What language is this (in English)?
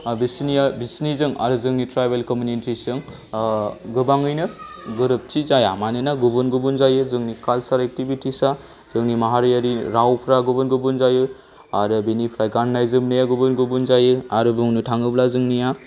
Bodo